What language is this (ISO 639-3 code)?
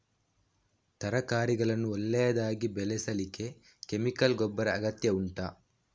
kan